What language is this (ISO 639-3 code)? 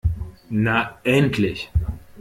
deu